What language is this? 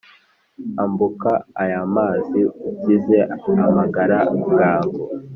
Kinyarwanda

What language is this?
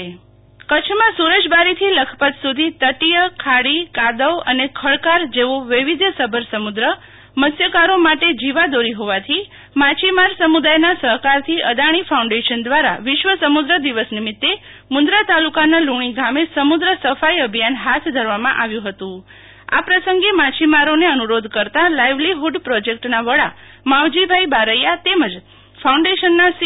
Gujarati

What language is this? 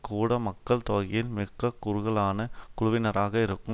Tamil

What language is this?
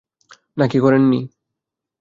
Bangla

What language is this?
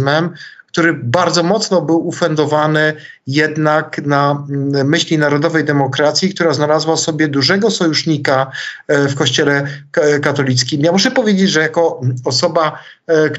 Polish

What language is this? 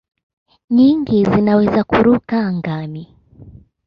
Swahili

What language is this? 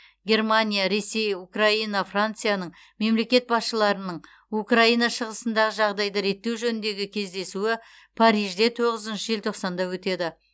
Kazakh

